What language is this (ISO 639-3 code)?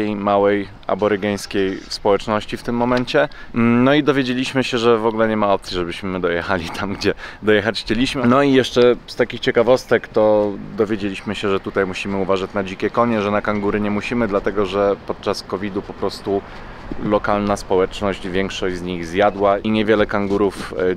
pol